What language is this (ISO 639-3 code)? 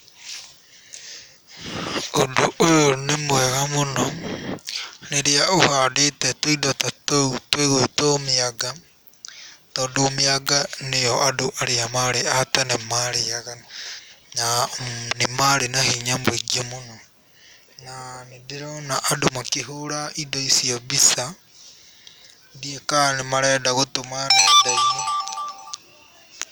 kik